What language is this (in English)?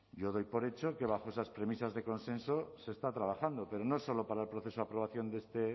Spanish